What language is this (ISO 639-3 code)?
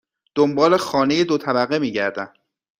fas